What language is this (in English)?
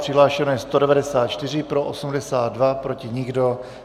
Czech